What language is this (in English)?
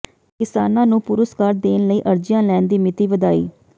Punjabi